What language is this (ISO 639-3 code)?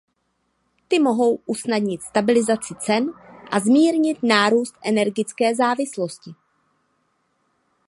ces